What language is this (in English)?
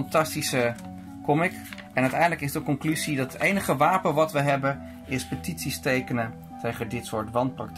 Dutch